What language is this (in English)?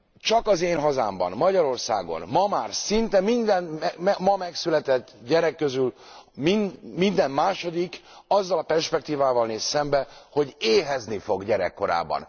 Hungarian